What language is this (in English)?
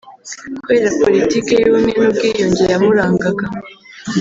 Kinyarwanda